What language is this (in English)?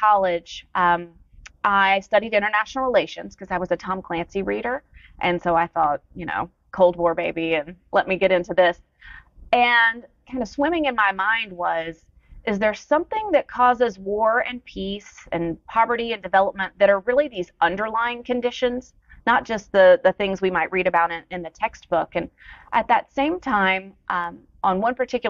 English